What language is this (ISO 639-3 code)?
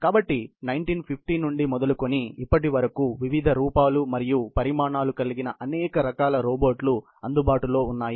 tel